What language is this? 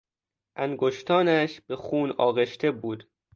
Persian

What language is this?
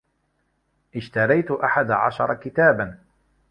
Arabic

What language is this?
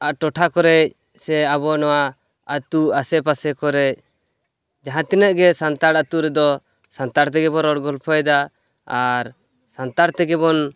Santali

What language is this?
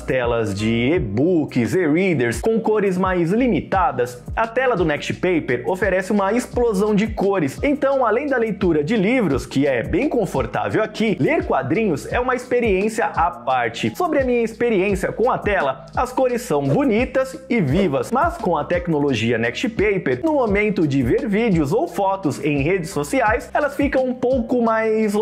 Portuguese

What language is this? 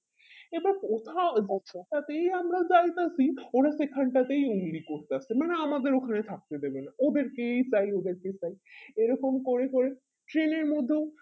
Bangla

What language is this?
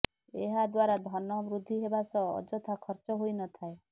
Odia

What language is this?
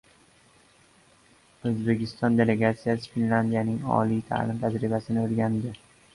Uzbek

